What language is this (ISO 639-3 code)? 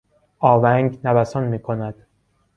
fas